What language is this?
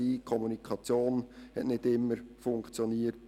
Swiss German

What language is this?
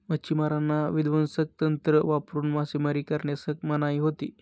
Marathi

